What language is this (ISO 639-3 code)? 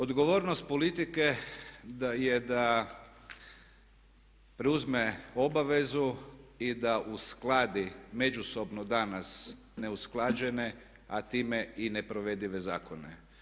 hrv